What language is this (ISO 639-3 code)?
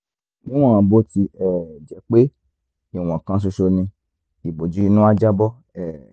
yor